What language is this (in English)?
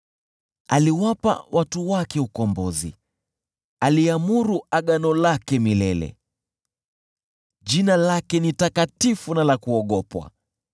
Swahili